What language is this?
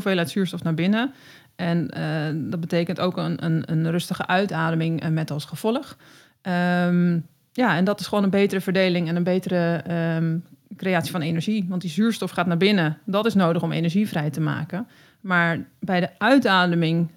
Dutch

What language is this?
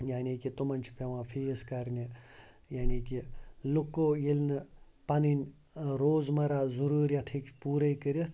Kashmiri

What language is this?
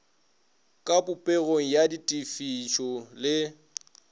Northern Sotho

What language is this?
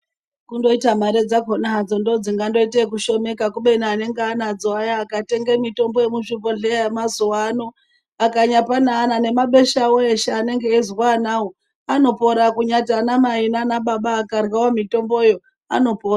Ndau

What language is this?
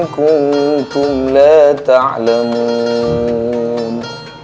Indonesian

